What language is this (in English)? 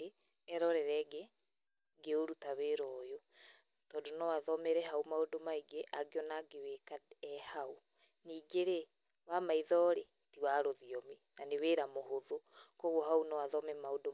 Kikuyu